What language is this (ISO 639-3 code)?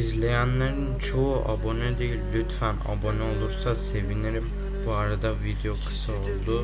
tur